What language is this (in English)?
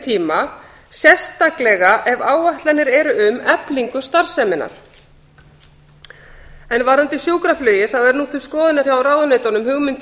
Icelandic